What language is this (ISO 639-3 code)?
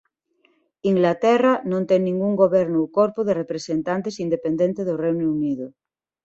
glg